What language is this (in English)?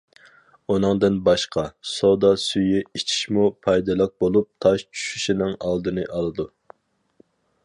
Uyghur